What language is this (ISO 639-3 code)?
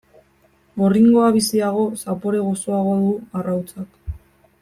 eus